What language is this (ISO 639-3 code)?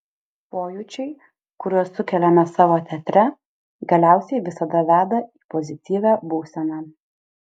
lit